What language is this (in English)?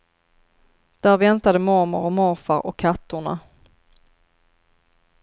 Swedish